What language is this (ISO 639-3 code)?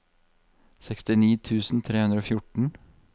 nor